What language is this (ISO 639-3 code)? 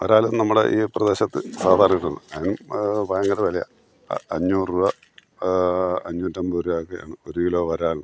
mal